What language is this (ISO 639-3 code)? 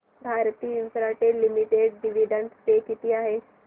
mar